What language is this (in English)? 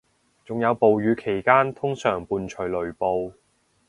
Cantonese